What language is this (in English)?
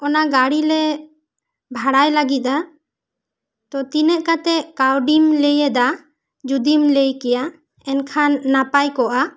Santali